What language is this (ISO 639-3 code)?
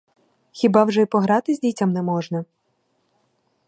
ukr